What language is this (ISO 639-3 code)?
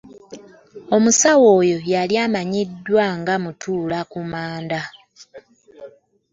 lug